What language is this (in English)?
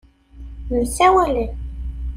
Kabyle